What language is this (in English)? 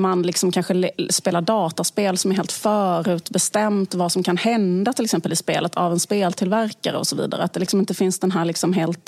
Swedish